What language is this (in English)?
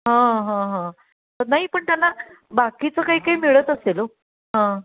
Marathi